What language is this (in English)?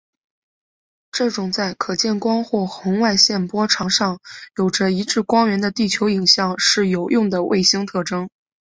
Chinese